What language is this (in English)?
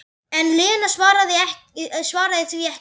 Icelandic